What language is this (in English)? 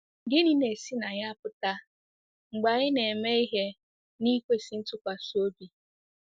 Igbo